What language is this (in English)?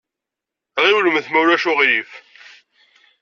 Kabyle